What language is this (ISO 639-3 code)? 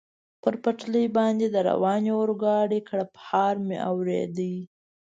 pus